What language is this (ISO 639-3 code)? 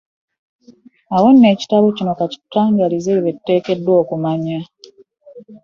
lug